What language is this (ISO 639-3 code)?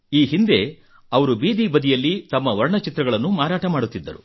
kan